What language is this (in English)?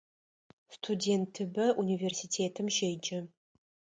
Adyghe